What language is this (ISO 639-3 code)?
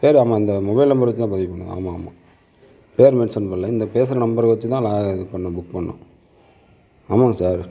tam